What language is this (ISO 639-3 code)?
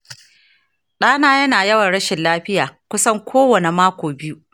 hau